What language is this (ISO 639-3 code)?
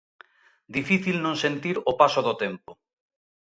glg